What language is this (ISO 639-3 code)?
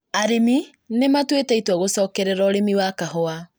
kik